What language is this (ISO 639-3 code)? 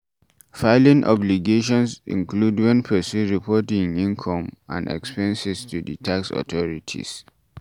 pcm